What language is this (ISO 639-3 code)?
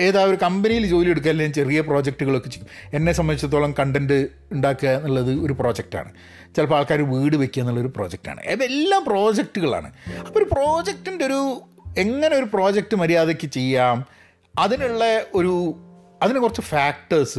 mal